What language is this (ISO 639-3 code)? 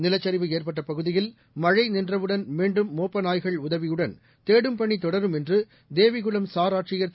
tam